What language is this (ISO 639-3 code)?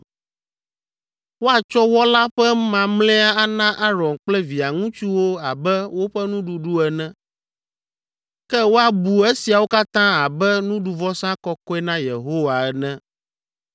ewe